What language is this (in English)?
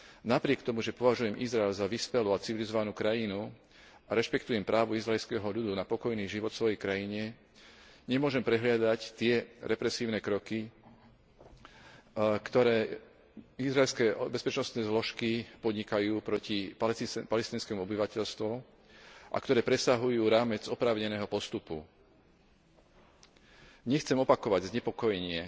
Slovak